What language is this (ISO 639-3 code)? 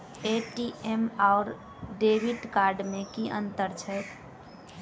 mai